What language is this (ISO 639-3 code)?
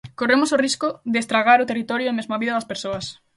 glg